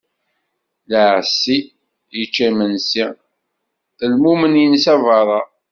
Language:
Kabyle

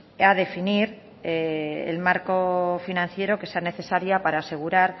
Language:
Spanish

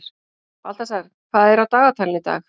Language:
Icelandic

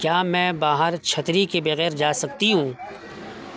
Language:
Urdu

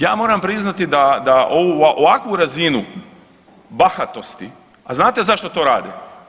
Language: Croatian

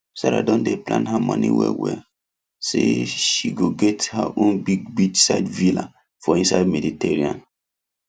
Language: Nigerian Pidgin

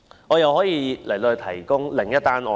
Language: Cantonese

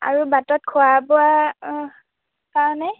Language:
Assamese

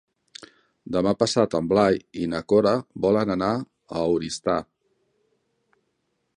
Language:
Catalan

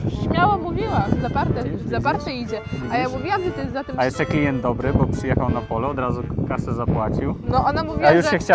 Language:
Polish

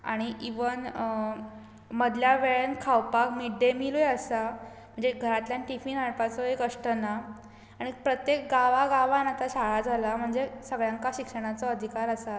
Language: Konkani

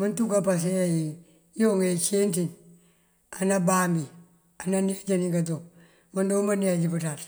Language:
Mandjak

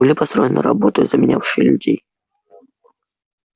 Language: Russian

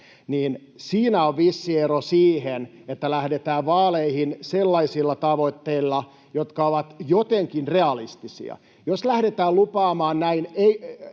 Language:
Finnish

